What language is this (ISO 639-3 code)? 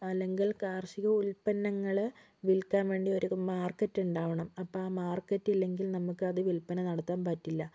mal